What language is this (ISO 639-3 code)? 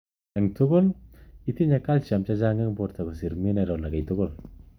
kln